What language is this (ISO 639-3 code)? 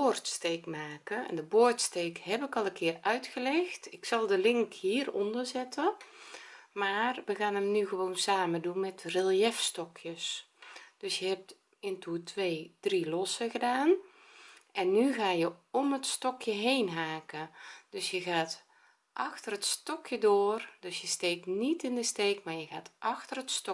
nld